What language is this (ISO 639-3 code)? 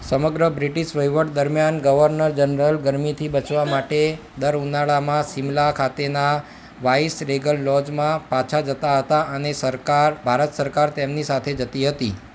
guj